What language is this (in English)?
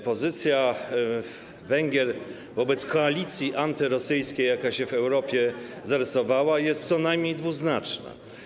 Polish